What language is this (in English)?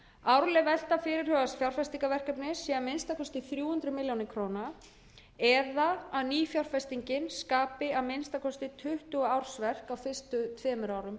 Icelandic